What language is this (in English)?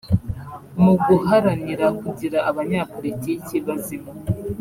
Kinyarwanda